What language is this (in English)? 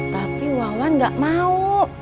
Indonesian